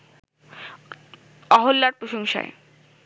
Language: Bangla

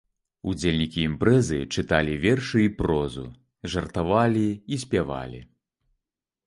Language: Belarusian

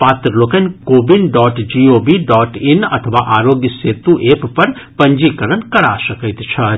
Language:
Maithili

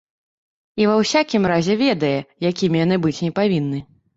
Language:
Belarusian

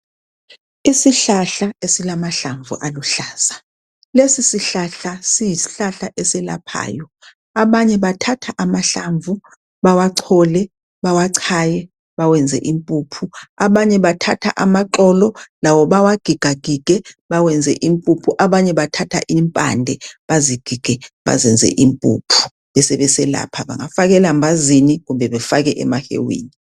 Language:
North Ndebele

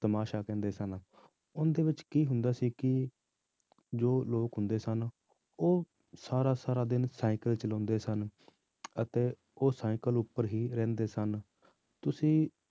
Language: Punjabi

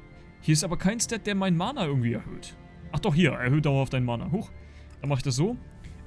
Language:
German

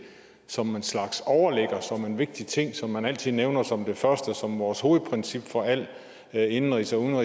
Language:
Danish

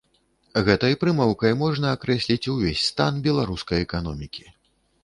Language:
Belarusian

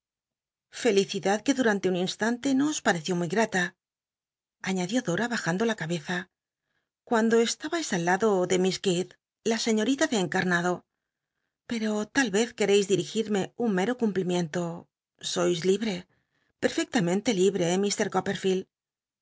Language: Spanish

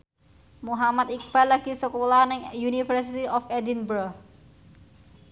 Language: Javanese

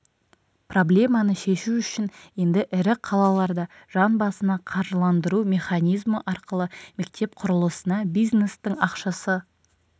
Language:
Kazakh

